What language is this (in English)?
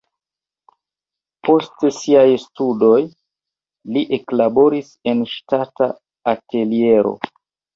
Esperanto